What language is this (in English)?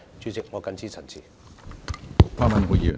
Cantonese